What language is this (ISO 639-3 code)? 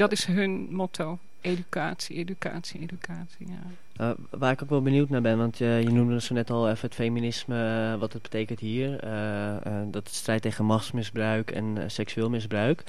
nld